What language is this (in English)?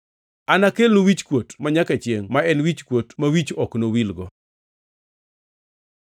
Luo (Kenya and Tanzania)